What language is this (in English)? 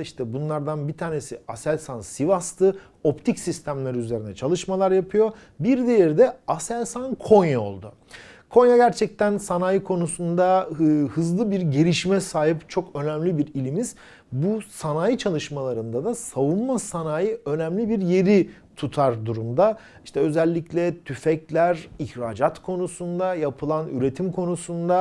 Turkish